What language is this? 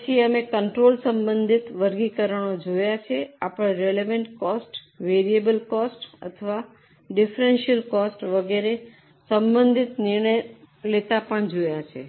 Gujarati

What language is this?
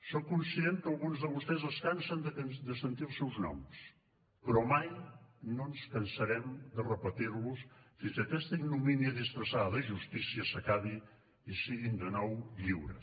Catalan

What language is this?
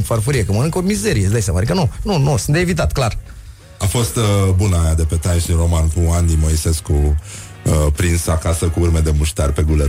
Romanian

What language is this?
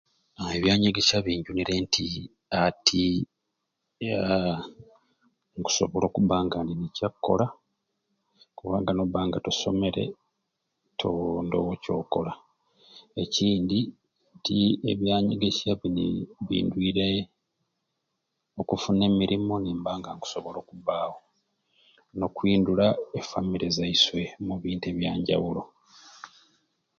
Ruuli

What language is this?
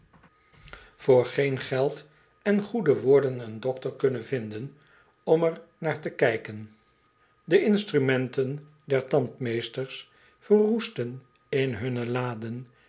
Dutch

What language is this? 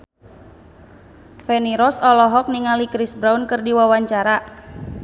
Sundanese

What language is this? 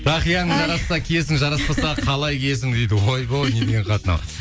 Kazakh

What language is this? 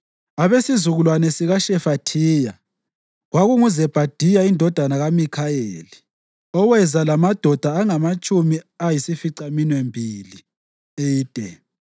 North Ndebele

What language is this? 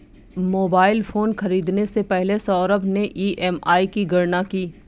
Hindi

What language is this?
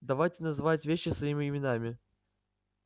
Russian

